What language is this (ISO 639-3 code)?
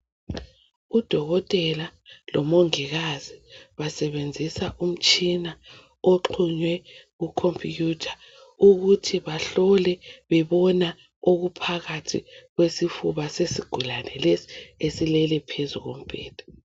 nde